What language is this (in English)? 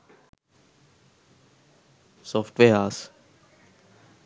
Sinhala